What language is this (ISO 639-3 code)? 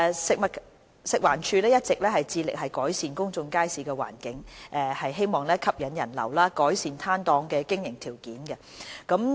yue